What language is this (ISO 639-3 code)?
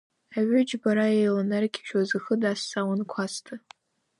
abk